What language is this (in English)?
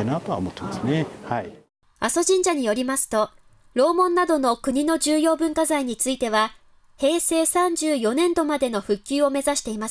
Japanese